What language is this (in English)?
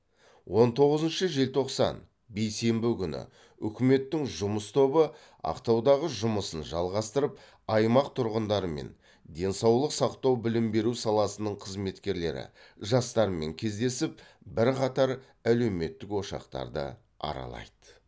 Kazakh